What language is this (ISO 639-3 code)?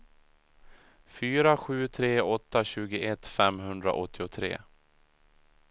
swe